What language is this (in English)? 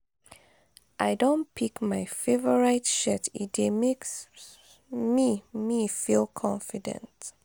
Nigerian Pidgin